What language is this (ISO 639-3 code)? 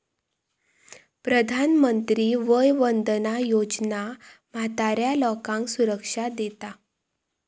mar